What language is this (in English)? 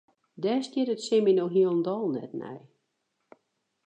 Western Frisian